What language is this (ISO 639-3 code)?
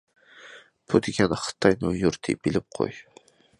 uig